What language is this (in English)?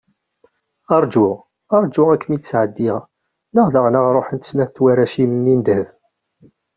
Kabyle